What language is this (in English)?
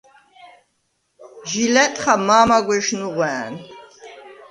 Svan